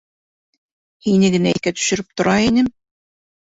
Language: Bashkir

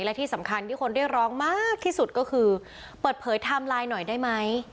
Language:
Thai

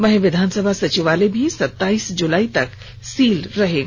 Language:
Hindi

